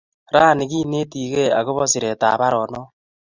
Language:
Kalenjin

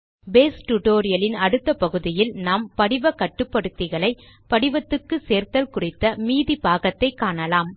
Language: Tamil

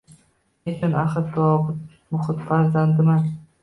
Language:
Uzbek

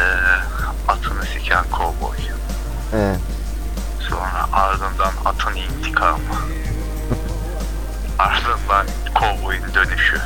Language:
Turkish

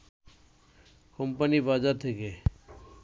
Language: Bangla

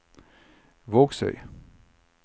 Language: Norwegian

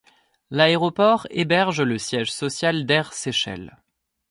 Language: French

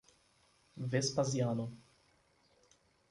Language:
Portuguese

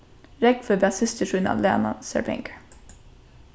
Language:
Faroese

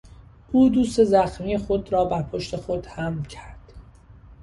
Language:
Persian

